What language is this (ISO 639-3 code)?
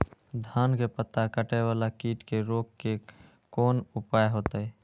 mai